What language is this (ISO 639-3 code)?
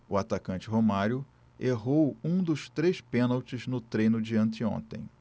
por